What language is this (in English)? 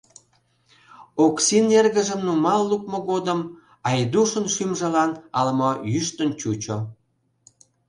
Mari